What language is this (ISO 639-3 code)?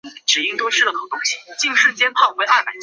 zho